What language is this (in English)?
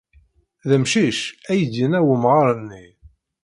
Kabyle